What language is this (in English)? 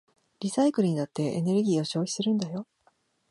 Japanese